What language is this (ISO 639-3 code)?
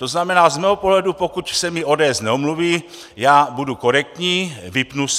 ces